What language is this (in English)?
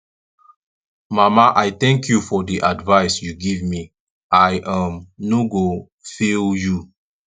Nigerian Pidgin